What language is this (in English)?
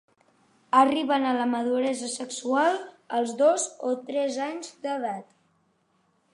Catalan